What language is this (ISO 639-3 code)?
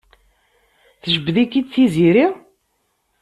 kab